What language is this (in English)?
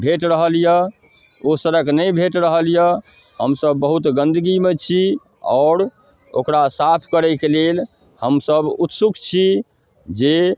Maithili